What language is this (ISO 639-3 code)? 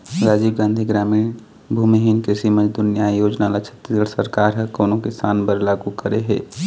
hne